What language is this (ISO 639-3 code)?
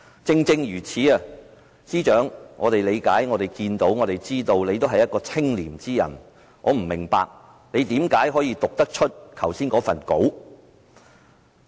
yue